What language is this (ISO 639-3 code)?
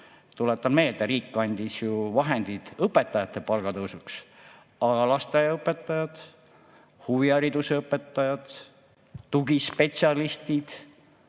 est